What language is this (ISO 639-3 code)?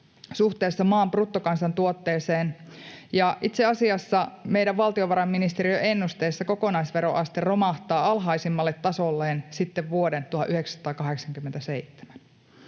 fin